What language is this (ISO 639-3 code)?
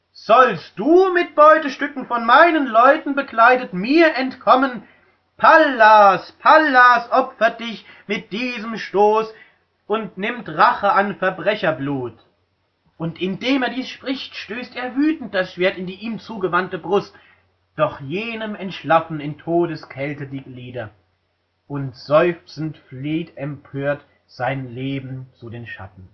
deu